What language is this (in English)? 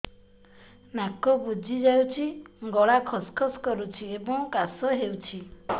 Odia